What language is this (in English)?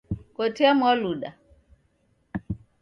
Taita